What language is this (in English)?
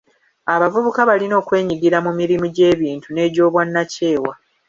Ganda